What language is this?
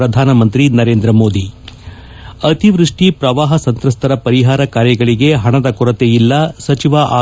Kannada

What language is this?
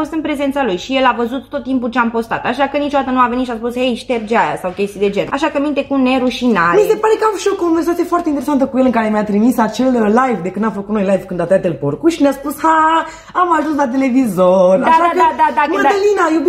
Romanian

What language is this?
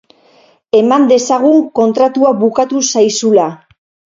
Basque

